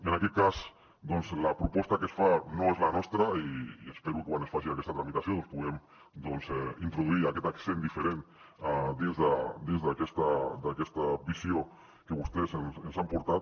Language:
Catalan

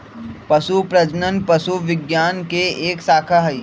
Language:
Magahi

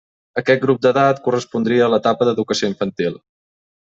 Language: Catalan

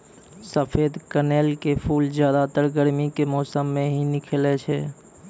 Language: Maithili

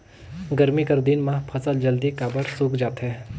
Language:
Chhattisgarhi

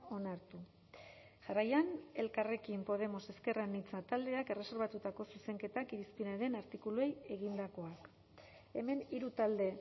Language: Basque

